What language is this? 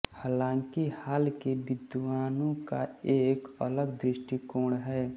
Hindi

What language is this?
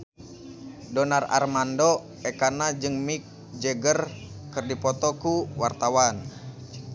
Sundanese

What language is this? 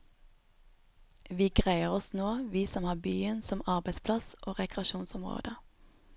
Norwegian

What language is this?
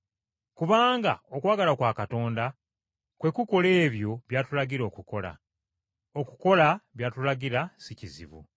Ganda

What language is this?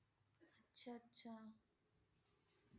Assamese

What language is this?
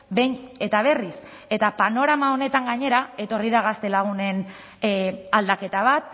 Basque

